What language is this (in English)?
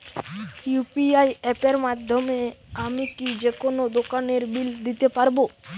Bangla